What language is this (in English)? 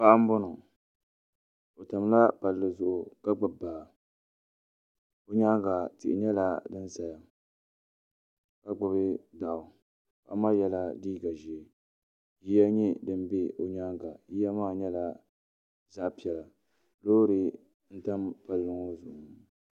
Dagbani